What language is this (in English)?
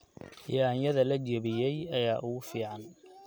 Somali